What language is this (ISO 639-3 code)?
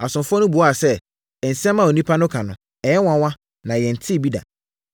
aka